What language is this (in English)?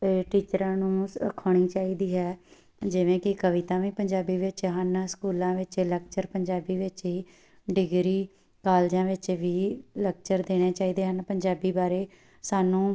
Punjabi